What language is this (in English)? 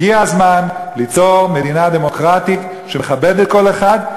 Hebrew